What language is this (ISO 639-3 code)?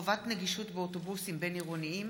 heb